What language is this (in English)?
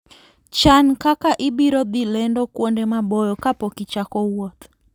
Luo (Kenya and Tanzania)